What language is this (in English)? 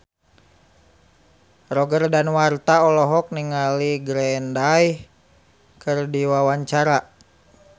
Sundanese